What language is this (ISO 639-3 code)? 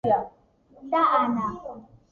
kat